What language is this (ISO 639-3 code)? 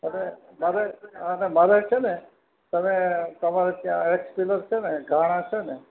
guj